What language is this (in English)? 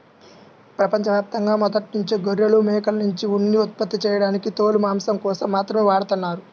Telugu